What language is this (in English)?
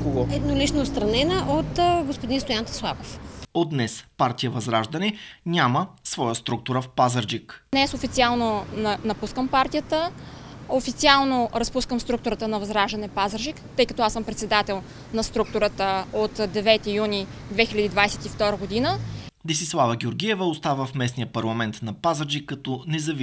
Bulgarian